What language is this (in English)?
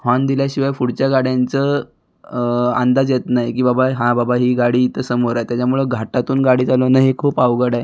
Marathi